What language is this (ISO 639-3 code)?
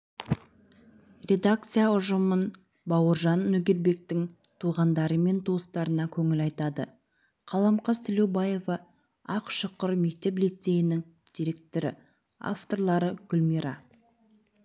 kaz